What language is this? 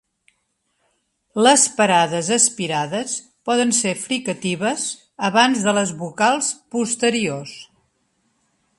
Catalan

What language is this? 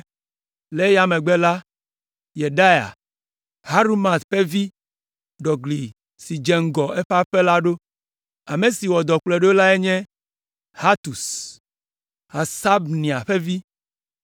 Ewe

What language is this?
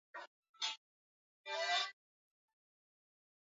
Swahili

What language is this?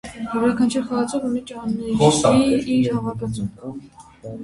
Armenian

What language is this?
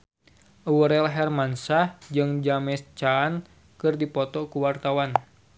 Sundanese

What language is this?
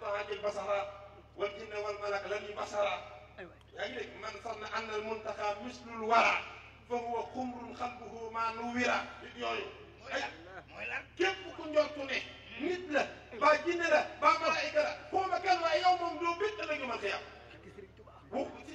French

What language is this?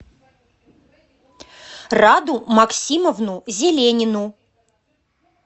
Russian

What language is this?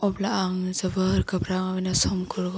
Bodo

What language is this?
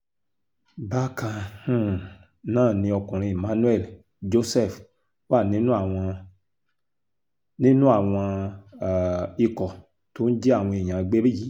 Yoruba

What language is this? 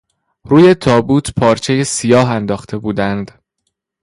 Persian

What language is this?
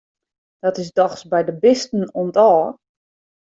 Western Frisian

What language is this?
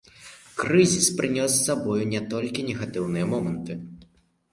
Belarusian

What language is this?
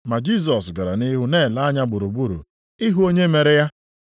Igbo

